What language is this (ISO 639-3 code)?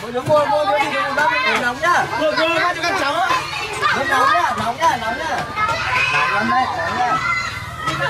vie